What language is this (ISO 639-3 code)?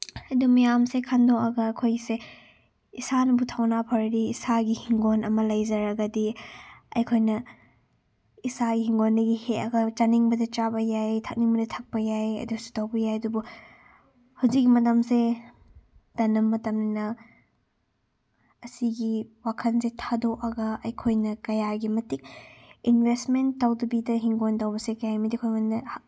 mni